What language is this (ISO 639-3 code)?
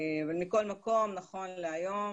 heb